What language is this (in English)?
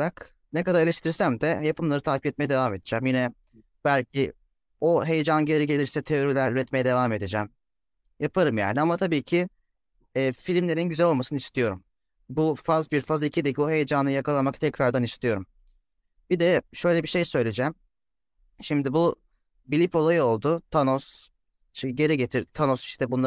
Turkish